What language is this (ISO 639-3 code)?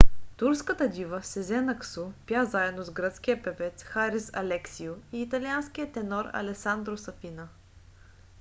bul